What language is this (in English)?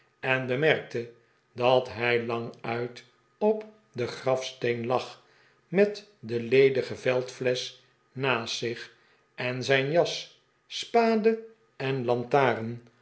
Dutch